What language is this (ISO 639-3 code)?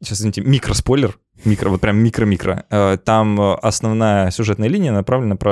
rus